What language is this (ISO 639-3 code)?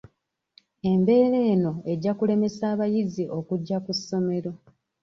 lug